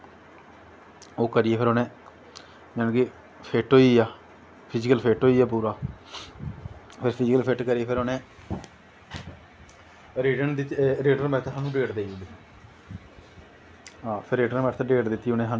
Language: Dogri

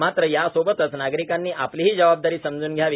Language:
Marathi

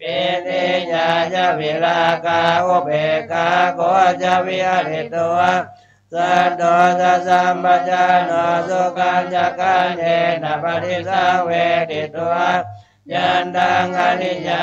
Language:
Thai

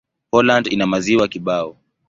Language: Swahili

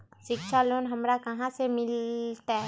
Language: Magahi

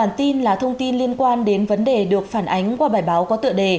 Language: Vietnamese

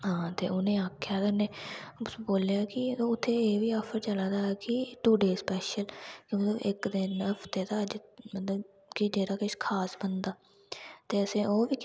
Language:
Dogri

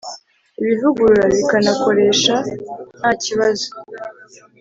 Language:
Kinyarwanda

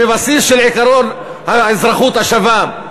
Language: Hebrew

